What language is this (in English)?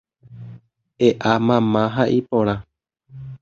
Guarani